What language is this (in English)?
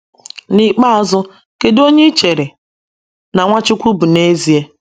Igbo